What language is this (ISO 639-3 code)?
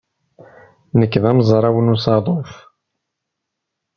kab